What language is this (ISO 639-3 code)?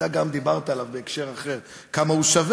heb